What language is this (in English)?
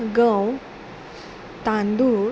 Konkani